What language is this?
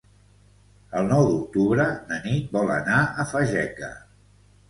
Catalan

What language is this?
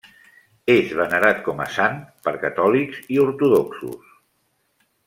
Catalan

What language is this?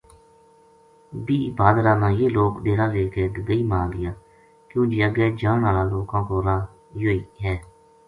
Gujari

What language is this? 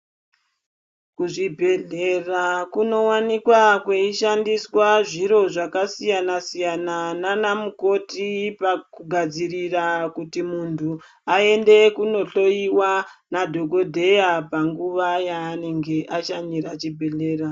Ndau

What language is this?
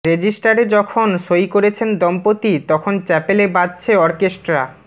Bangla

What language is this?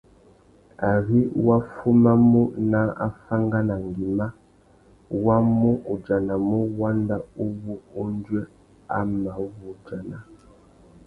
Tuki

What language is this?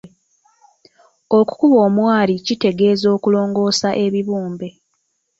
Ganda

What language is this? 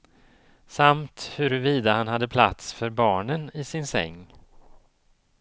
Swedish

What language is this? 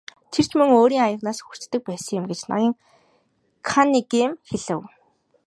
Mongolian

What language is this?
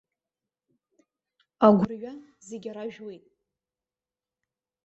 Abkhazian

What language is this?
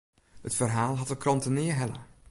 Western Frisian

